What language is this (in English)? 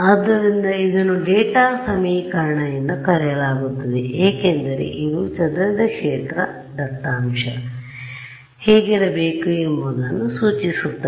Kannada